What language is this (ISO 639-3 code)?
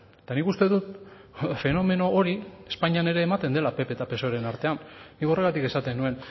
eus